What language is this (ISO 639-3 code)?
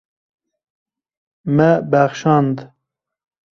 kur